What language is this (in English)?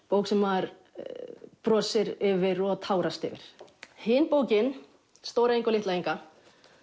Icelandic